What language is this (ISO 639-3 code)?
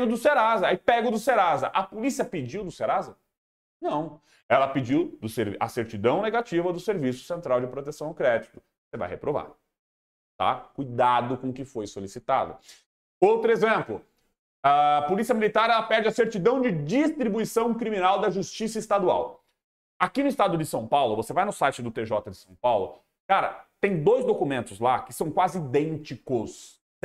por